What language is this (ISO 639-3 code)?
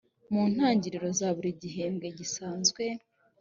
kin